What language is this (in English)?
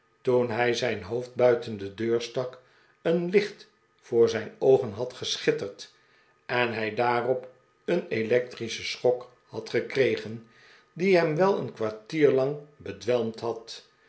Dutch